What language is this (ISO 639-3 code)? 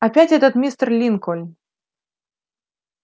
rus